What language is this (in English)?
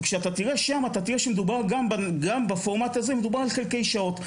Hebrew